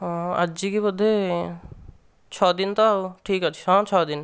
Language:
Odia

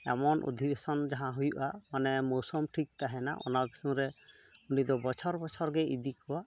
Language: Santali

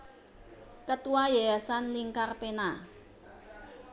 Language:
Javanese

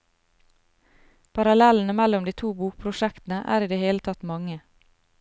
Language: Norwegian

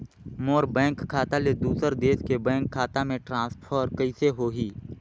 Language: Chhattisgarhi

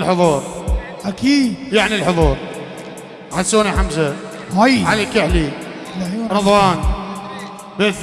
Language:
Arabic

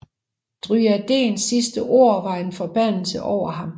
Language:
Danish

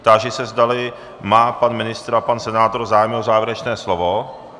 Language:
Czech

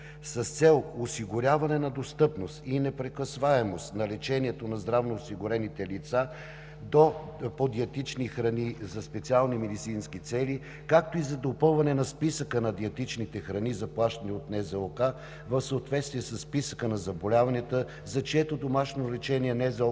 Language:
Bulgarian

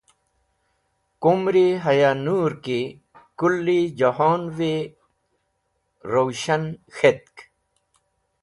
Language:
Wakhi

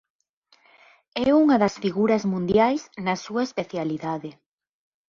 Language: Galician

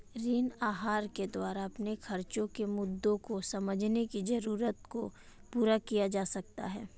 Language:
Hindi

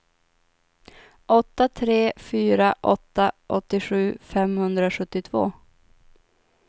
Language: Swedish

